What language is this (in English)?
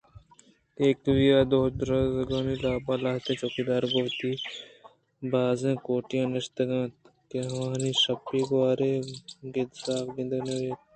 Eastern Balochi